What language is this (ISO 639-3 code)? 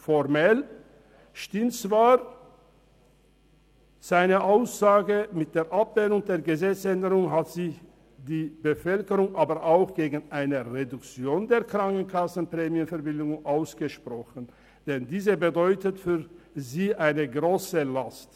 gsw